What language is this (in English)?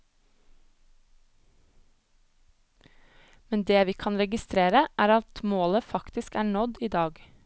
Norwegian